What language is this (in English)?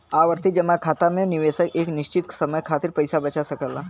Bhojpuri